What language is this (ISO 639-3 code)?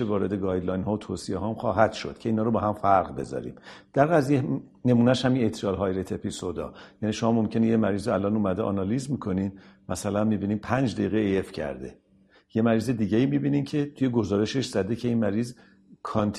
fas